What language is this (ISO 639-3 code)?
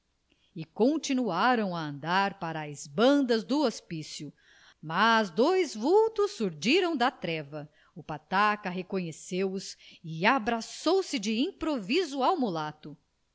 por